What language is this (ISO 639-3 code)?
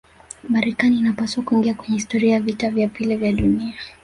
swa